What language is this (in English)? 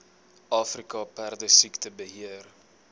Afrikaans